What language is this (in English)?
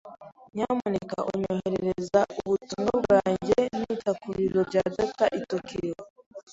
Kinyarwanda